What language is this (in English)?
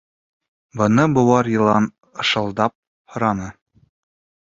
Bashkir